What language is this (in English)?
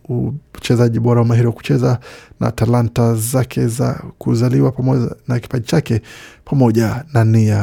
Swahili